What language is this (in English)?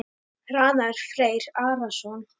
Icelandic